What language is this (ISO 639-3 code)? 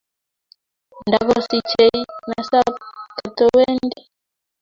kln